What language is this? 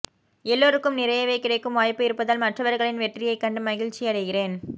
Tamil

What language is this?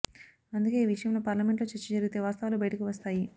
Telugu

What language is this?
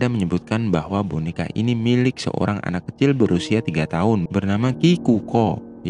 Indonesian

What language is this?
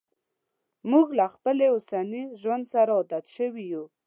Pashto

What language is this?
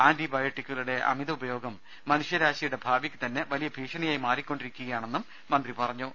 Malayalam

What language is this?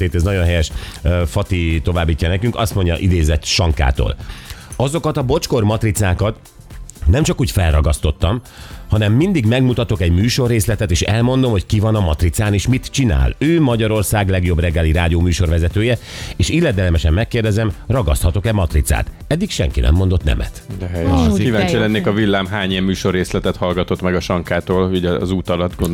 Hungarian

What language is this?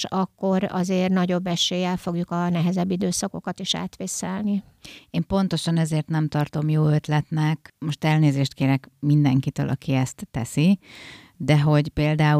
Hungarian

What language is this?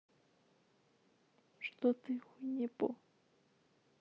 Russian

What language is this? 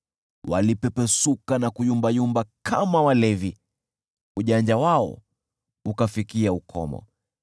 Swahili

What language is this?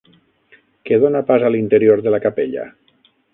Catalan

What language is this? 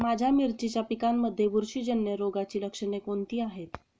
Marathi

